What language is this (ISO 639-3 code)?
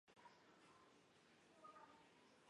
zho